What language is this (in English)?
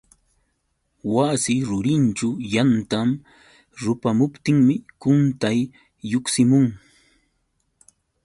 Yauyos Quechua